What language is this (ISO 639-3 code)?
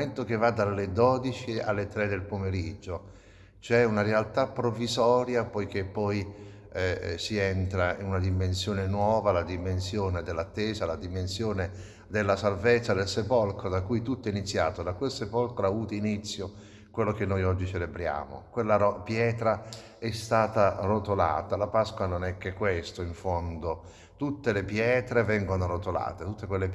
ita